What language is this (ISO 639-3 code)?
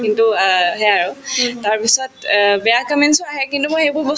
asm